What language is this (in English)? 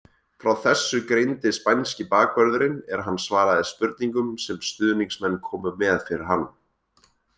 Icelandic